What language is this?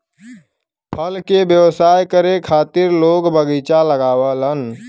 Bhojpuri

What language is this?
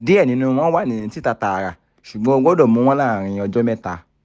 Yoruba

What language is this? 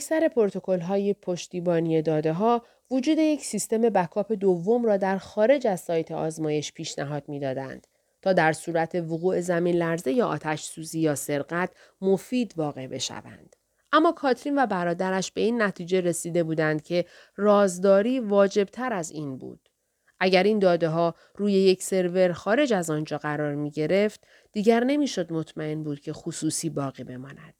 Persian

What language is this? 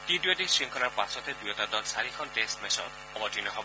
Assamese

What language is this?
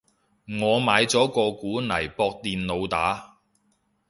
Cantonese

